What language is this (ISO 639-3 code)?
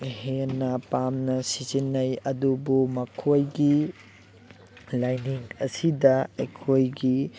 mni